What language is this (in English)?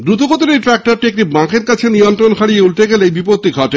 Bangla